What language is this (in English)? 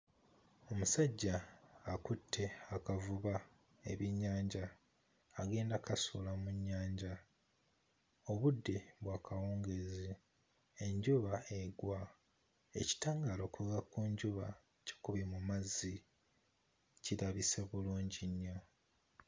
Ganda